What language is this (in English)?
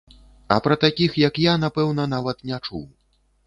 Belarusian